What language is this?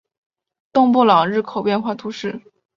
Chinese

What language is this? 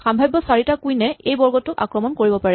Assamese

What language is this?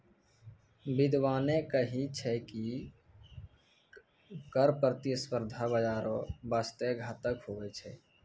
Maithili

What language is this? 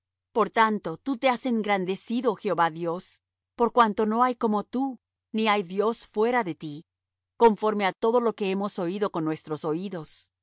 Spanish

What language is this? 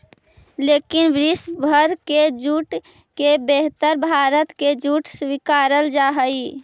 Magahi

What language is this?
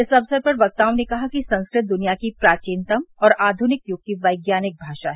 Hindi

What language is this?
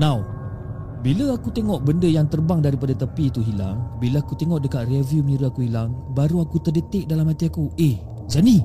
Malay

